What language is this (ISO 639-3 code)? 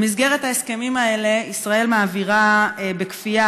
heb